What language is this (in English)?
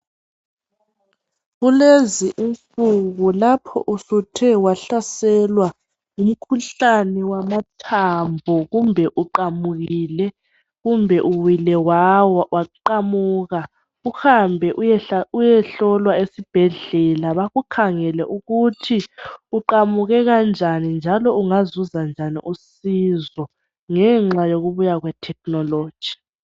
North Ndebele